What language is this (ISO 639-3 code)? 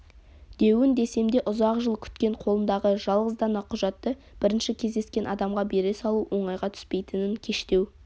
kaz